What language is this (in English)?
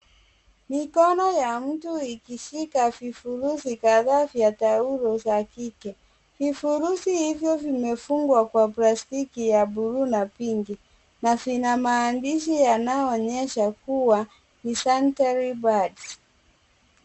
Swahili